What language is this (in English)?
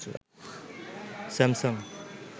Bangla